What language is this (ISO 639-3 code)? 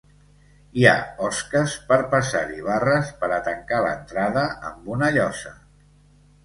cat